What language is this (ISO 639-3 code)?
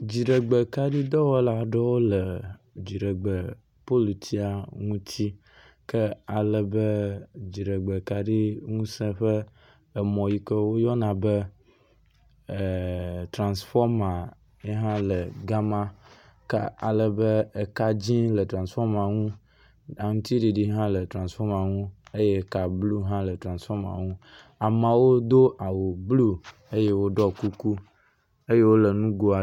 ewe